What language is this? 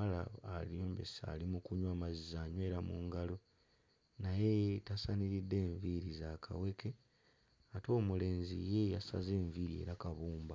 Ganda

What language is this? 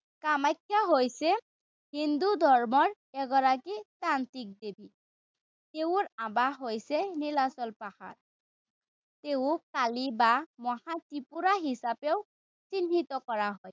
Assamese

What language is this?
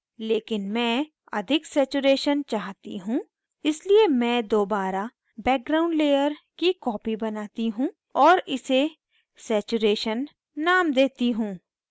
Hindi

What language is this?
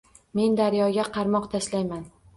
Uzbek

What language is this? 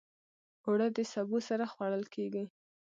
Pashto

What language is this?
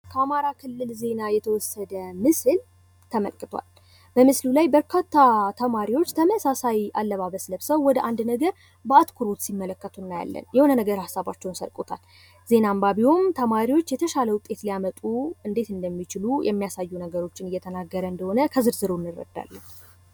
Amharic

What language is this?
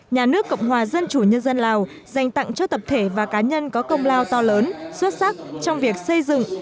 Vietnamese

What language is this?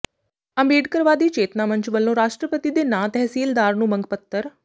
Punjabi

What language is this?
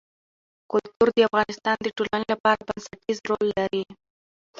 Pashto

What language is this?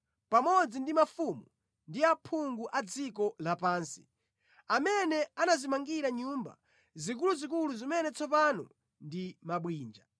Nyanja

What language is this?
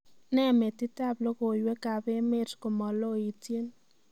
Kalenjin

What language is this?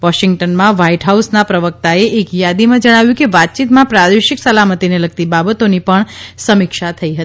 Gujarati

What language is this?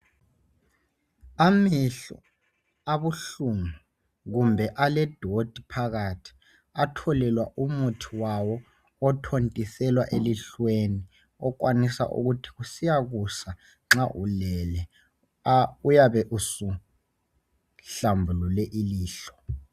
North Ndebele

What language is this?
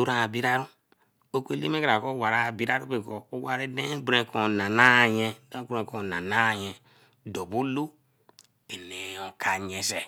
Eleme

